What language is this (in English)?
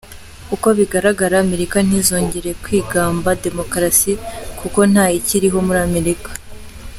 Kinyarwanda